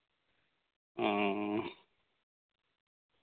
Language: Santali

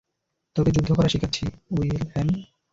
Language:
Bangla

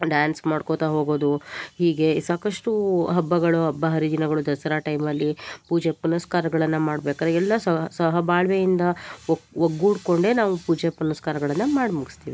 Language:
Kannada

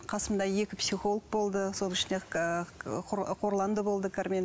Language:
Kazakh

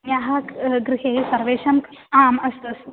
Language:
Sanskrit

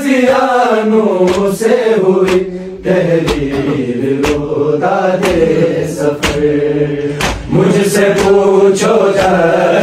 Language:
Arabic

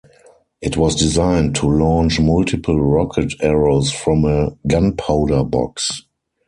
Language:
English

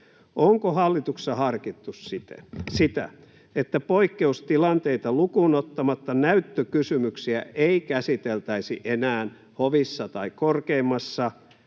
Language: Finnish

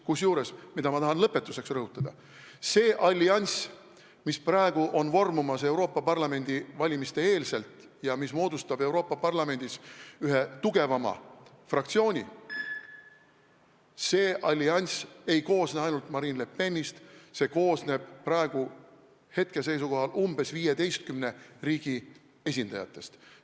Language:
Estonian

